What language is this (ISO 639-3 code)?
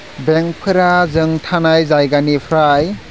brx